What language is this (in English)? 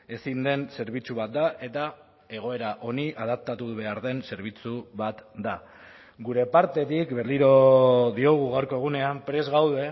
Basque